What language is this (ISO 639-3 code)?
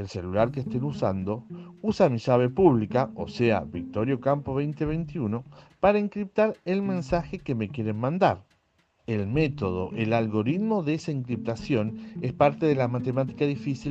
spa